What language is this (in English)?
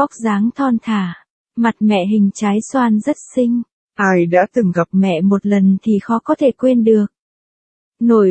Vietnamese